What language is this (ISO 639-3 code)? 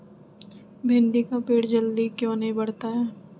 mag